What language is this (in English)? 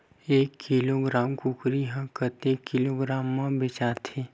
Chhattisgarhi